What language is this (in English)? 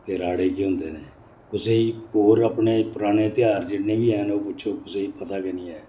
Dogri